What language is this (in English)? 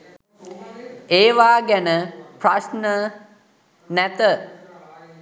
Sinhala